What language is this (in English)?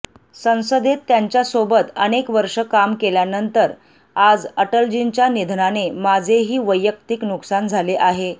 Marathi